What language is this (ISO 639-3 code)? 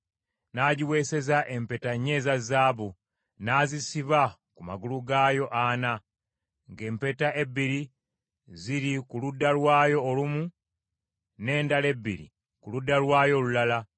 lug